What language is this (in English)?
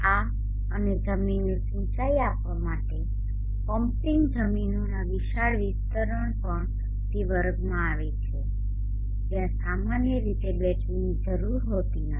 Gujarati